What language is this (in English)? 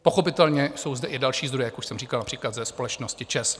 Czech